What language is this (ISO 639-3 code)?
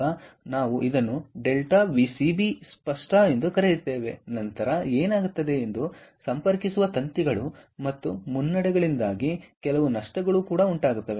kan